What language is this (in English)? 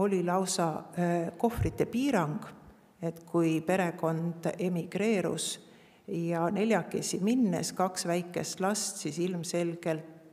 Finnish